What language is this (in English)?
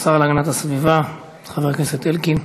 Hebrew